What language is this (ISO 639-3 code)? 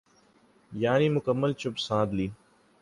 urd